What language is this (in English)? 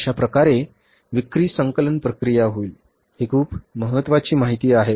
Marathi